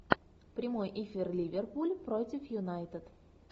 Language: Russian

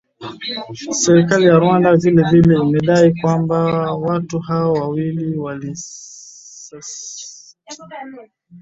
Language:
Swahili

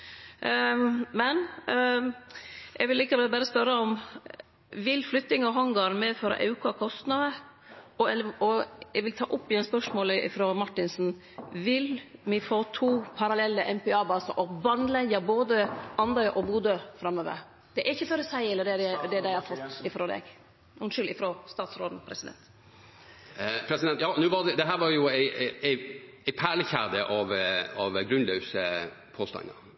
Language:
Norwegian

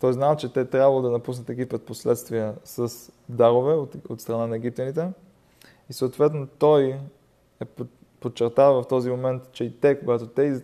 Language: Bulgarian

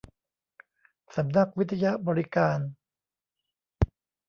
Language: Thai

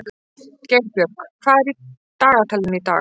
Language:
Icelandic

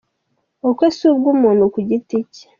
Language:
Kinyarwanda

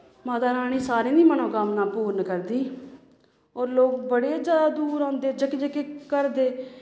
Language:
Dogri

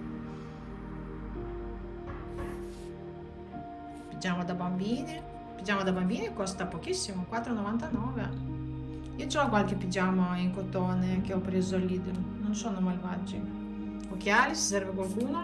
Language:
Italian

